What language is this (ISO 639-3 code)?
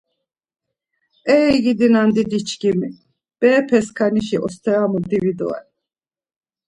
lzz